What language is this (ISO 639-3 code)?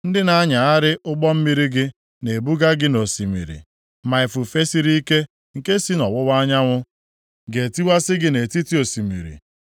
ibo